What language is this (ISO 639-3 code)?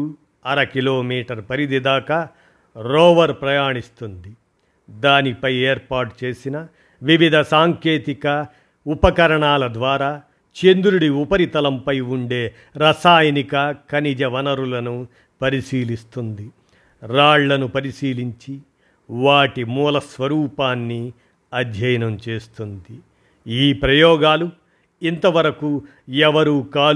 tel